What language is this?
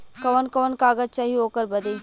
Bhojpuri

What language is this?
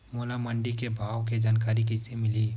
Chhattisgarhi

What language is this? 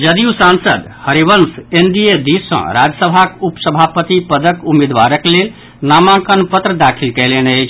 Maithili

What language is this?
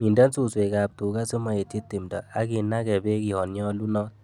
Kalenjin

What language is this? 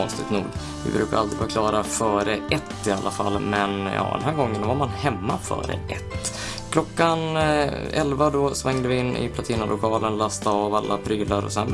Swedish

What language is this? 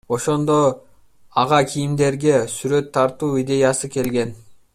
Kyrgyz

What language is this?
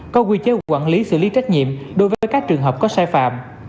Vietnamese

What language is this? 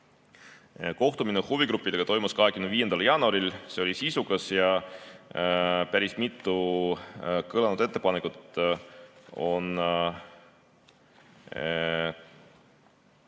Estonian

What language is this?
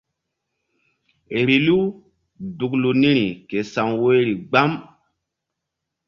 Mbum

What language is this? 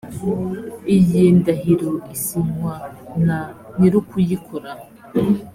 Kinyarwanda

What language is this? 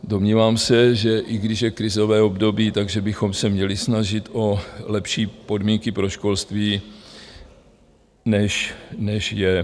Czech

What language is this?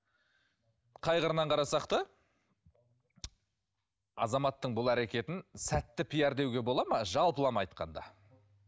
Kazakh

